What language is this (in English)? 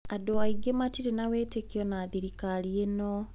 Kikuyu